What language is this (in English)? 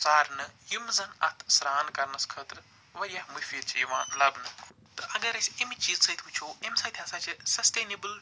Kashmiri